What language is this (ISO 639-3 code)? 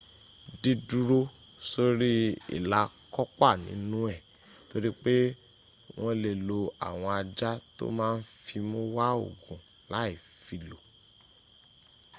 yor